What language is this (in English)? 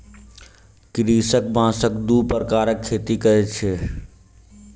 Maithili